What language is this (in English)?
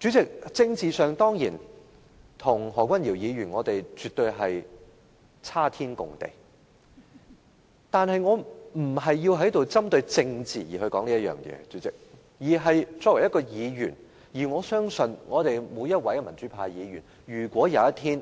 Cantonese